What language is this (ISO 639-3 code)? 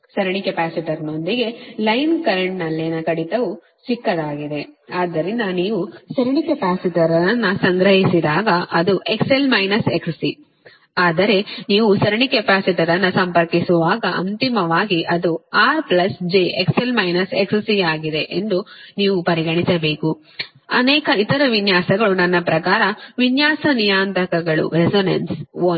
kan